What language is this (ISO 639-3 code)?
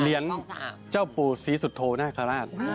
tha